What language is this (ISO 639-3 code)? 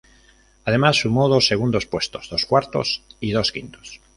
spa